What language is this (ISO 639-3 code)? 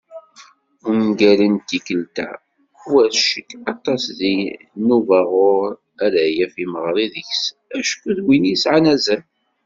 kab